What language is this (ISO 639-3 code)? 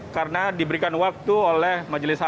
ind